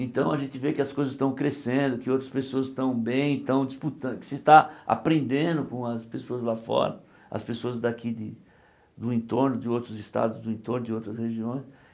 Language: Portuguese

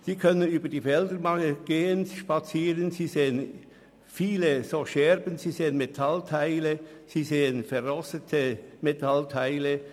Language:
Swiss German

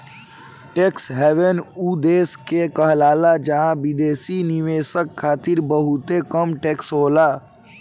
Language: Bhojpuri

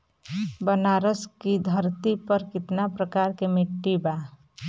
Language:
Bhojpuri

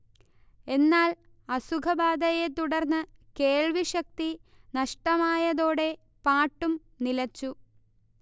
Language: Malayalam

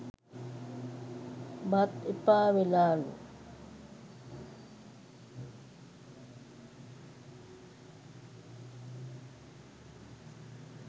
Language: Sinhala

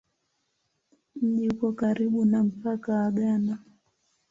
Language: Swahili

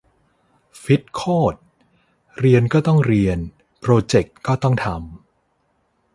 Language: Thai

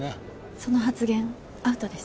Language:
Japanese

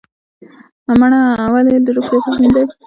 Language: Pashto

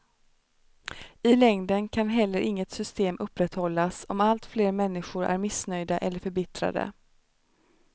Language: Swedish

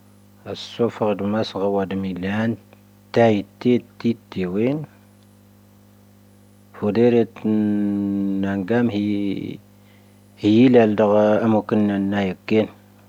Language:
Tahaggart Tamahaq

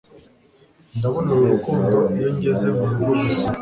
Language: Kinyarwanda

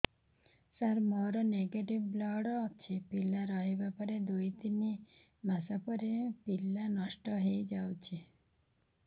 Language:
Odia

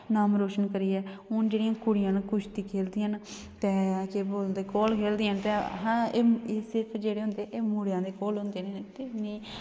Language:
Dogri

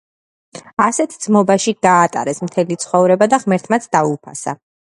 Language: Georgian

